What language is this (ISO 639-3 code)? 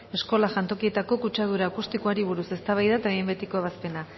eus